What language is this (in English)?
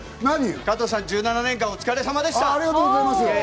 Japanese